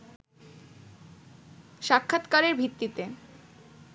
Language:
Bangla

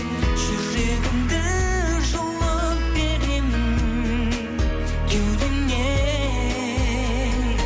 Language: Kazakh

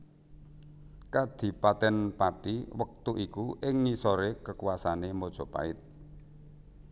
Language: Javanese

